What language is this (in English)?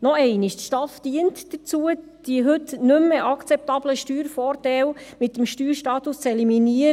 Swiss German